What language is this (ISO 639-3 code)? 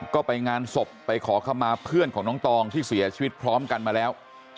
tha